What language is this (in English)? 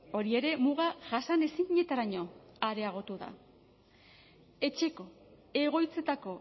Basque